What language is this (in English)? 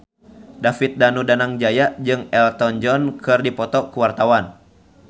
Sundanese